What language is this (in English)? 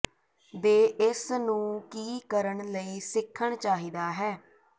Punjabi